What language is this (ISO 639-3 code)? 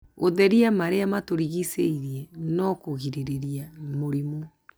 kik